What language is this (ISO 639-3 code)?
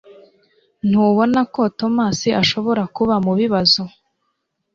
kin